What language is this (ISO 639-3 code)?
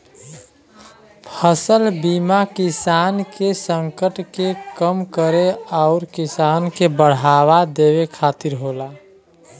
bho